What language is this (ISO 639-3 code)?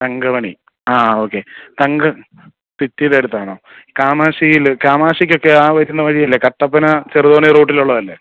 mal